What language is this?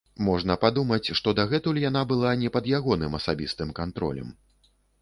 Belarusian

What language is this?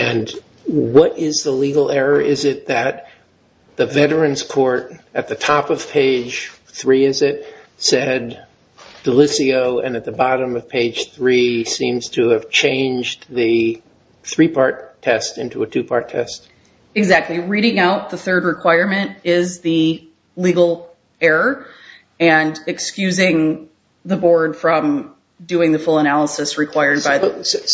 English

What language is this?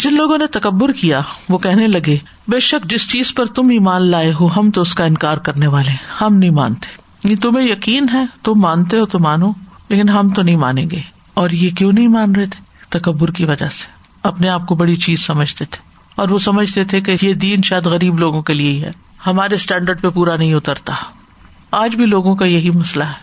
Urdu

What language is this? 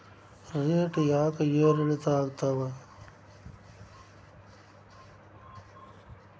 Kannada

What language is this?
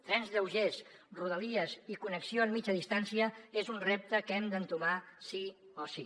Catalan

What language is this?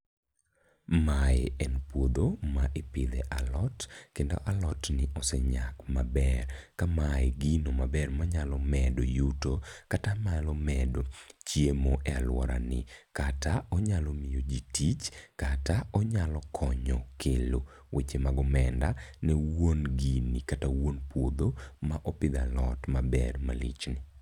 Luo (Kenya and Tanzania)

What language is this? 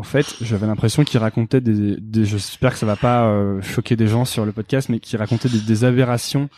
French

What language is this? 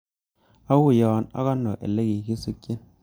Kalenjin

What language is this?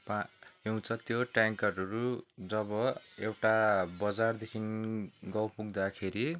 Nepali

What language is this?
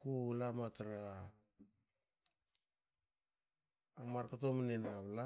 Hakö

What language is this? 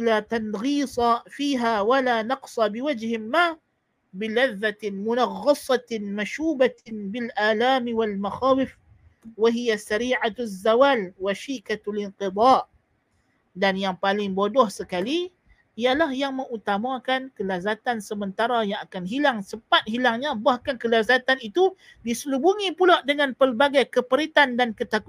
Malay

